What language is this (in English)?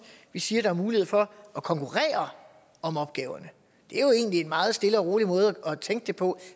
Danish